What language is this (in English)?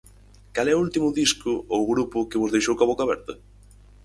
Galician